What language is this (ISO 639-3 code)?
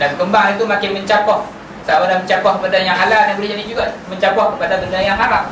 msa